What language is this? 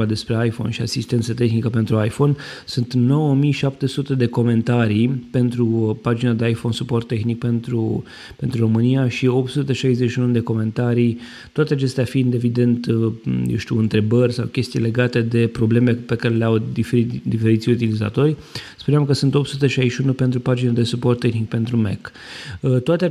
Romanian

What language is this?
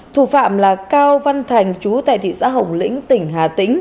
Vietnamese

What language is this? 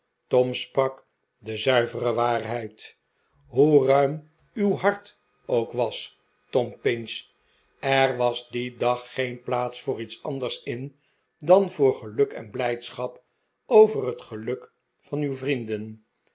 Dutch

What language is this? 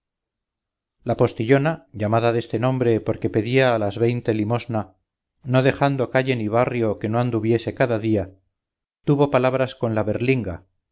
Spanish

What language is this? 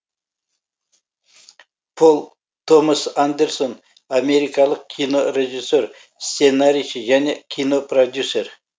Kazakh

